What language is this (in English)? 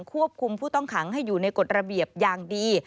Thai